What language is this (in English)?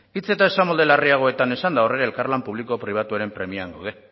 Basque